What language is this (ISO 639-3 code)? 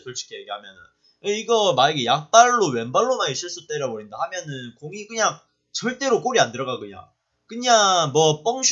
kor